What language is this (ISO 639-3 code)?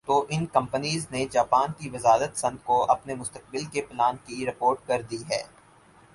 urd